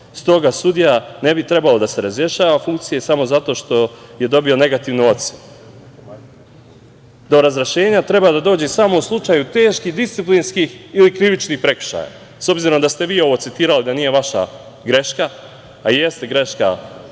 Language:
Serbian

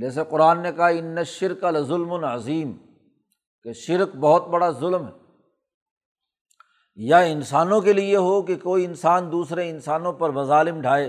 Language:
Urdu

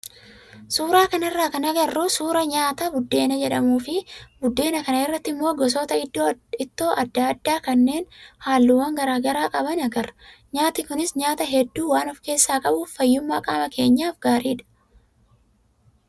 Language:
Oromo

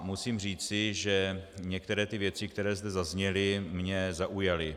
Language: Czech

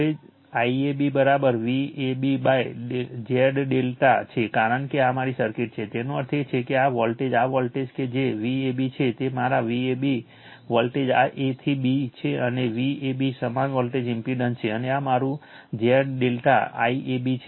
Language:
Gujarati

